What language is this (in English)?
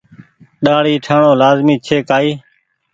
Goaria